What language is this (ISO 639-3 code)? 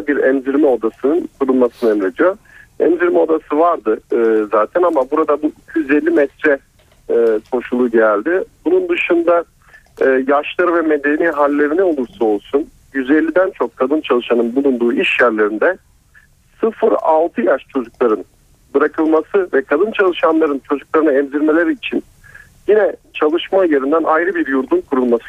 tur